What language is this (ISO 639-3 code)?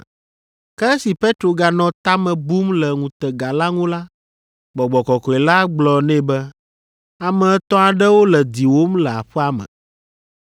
ewe